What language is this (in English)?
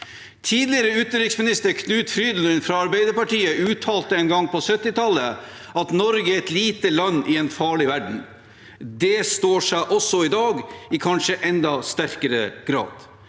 Norwegian